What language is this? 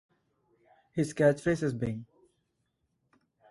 English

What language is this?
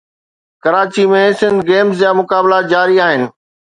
Sindhi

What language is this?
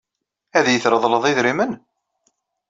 Kabyle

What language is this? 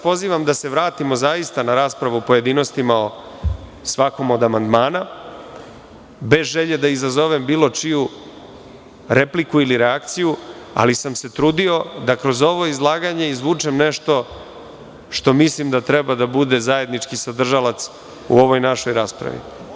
Serbian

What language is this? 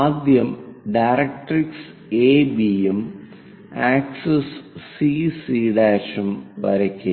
Malayalam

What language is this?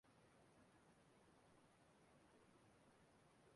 Igbo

